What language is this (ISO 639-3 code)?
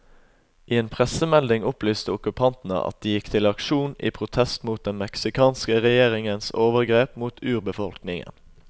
nor